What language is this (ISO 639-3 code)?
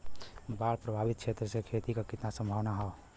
bho